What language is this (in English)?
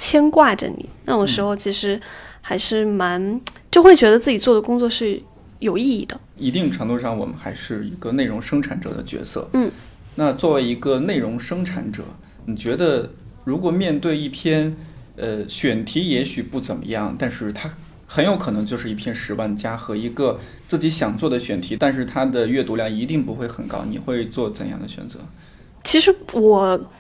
Chinese